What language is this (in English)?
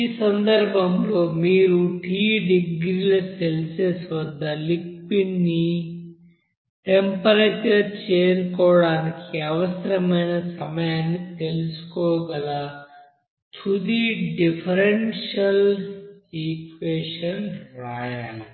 Telugu